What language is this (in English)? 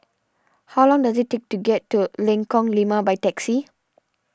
English